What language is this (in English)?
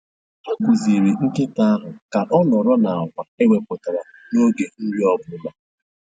Igbo